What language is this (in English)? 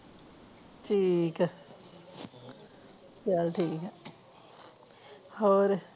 Punjabi